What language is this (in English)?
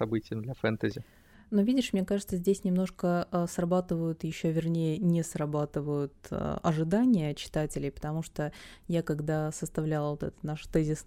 Russian